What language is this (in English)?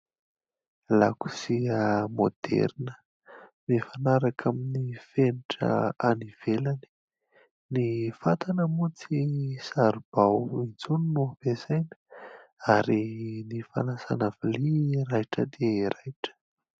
Malagasy